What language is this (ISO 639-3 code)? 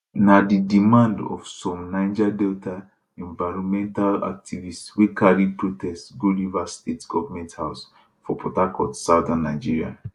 pcm